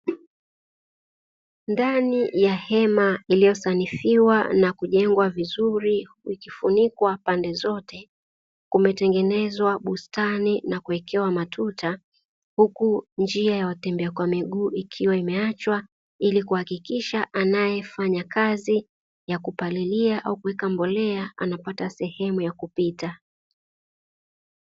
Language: Swahili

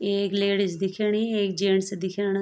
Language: Garhwali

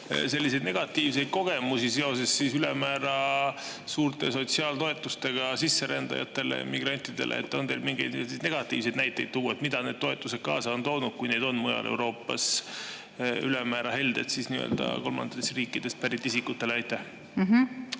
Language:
Estonian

